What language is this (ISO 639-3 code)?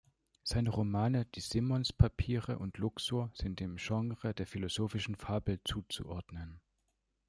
deu